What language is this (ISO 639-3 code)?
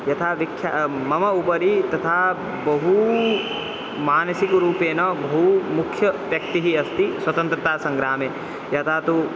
san